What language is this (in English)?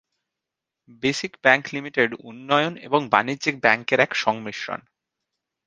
Bangla